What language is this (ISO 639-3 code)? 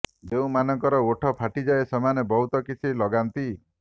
ori